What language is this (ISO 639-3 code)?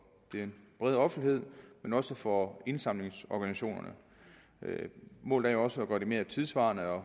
dan